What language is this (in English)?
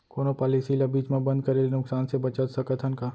Chhattisgarhi